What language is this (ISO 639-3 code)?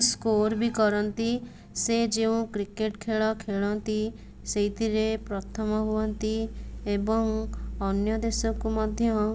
ori